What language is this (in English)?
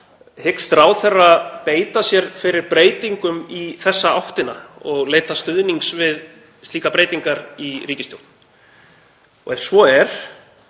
Icelandic